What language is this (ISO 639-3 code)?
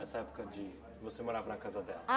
por